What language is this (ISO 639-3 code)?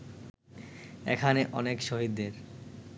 ben